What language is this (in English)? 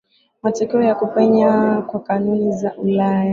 Swahili